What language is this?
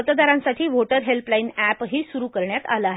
Marathi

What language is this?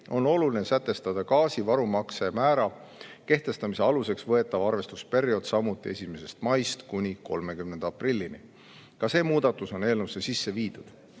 Estonian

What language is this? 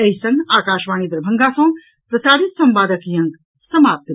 Maithili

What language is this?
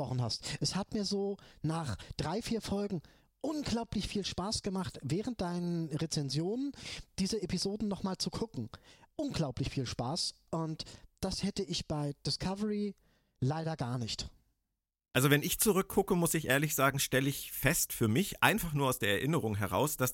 German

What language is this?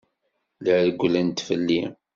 Kabyle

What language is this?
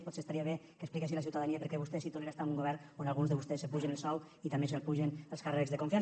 Catalan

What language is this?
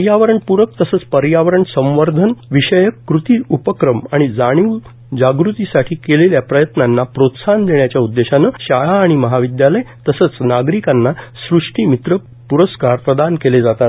Marathi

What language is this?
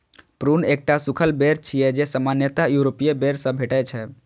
Maithili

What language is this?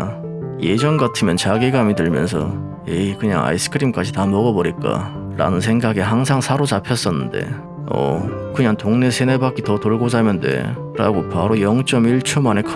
Korean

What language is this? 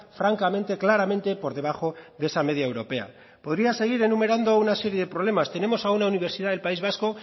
Spanish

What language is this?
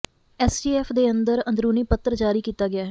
Punjabi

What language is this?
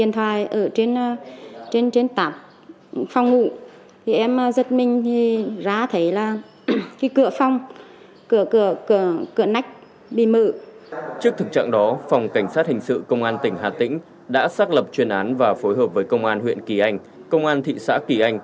Vietnamese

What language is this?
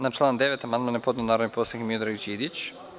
Serbian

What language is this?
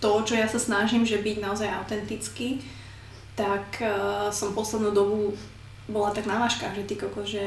Slovak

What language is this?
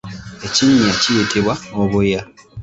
Ganda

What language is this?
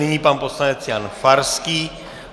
Czech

